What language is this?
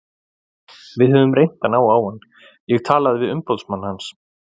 Icelandic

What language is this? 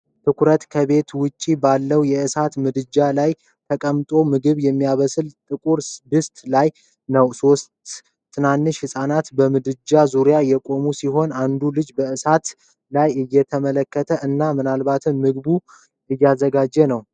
Amharic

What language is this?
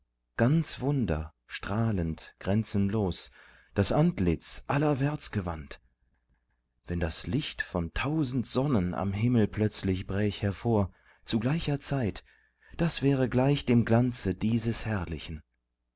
German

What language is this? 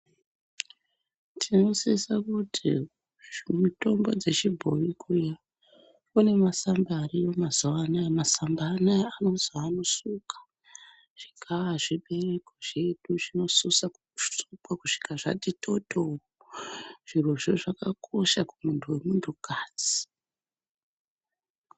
Ndau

